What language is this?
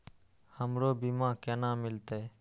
Maithili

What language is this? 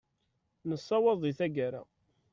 Kabyle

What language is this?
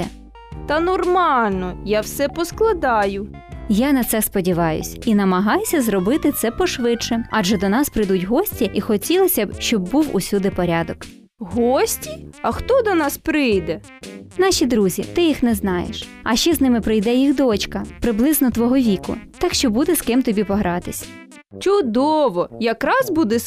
Ukrainian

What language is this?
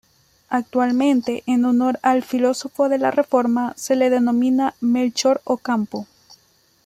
Spanish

